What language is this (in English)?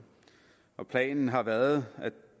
Danish